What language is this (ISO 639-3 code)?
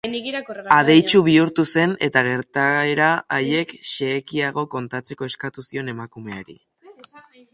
eus